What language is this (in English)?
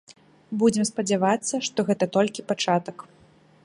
Belarusian